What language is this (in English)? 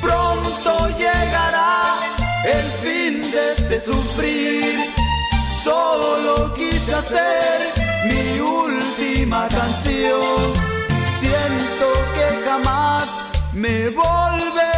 Spanish